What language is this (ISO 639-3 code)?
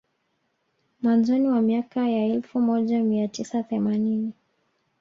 swa